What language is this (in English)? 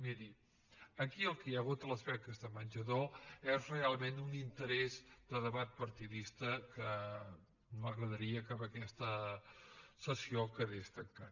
Catalan